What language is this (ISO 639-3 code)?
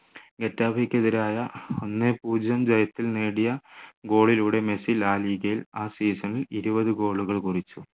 mal